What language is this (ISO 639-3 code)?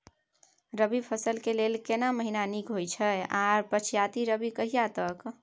mai